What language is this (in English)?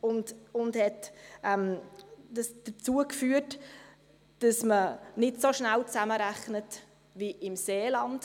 Swiss German